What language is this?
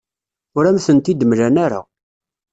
Kabyle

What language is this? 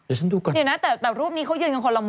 Thai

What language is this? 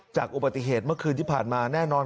Thai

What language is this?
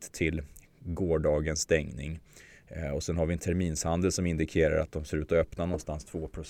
Swedish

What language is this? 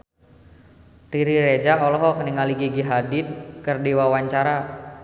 Sundanese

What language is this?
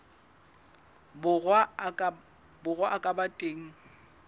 Southern Sotho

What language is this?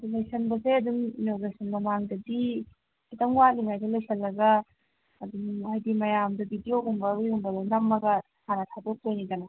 Manipuri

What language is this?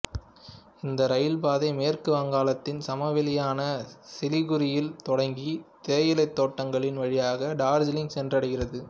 Tamil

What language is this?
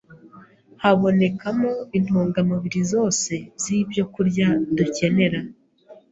Kinyarwanda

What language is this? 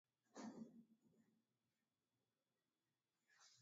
Swahili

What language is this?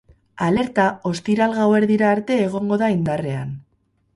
Basque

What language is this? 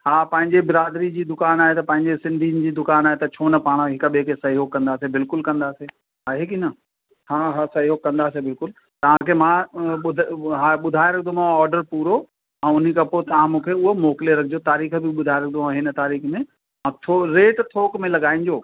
Sindhi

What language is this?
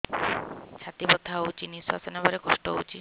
Odia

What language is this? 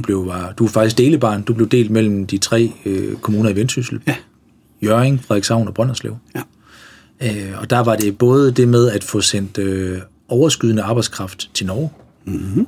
Danish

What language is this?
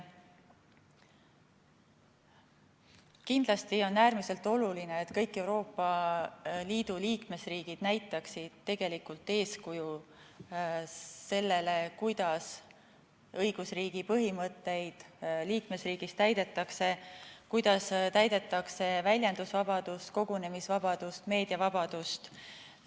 Estonian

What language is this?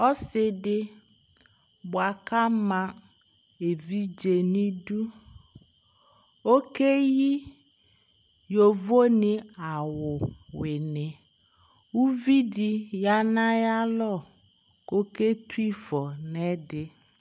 Ikposo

